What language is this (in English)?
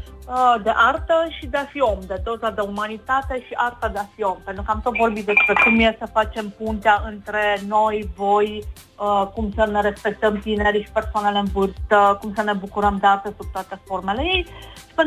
Romanian